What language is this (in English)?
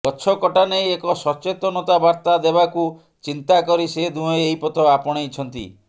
Odia